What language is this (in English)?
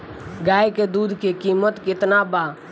Bhojpuri